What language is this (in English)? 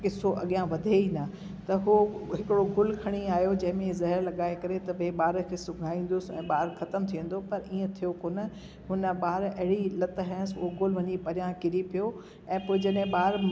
Sindhi